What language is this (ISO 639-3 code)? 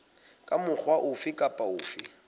sot